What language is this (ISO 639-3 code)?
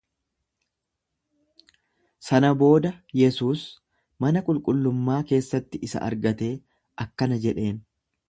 orm